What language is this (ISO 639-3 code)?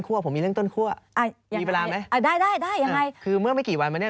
tha